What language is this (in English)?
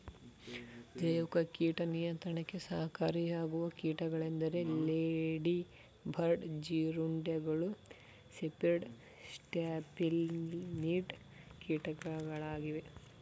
Kannada